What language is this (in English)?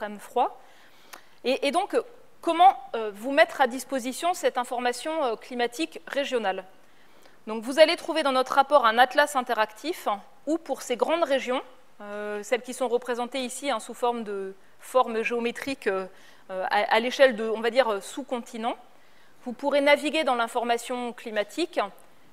French